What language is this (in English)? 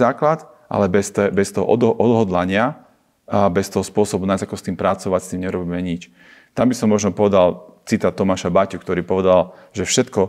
Slovak